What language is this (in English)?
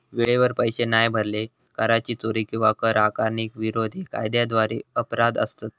Marathi